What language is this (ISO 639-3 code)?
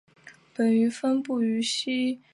zho